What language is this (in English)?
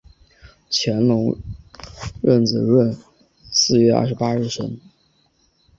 Chinese